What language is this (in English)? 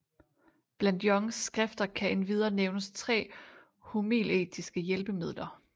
Danish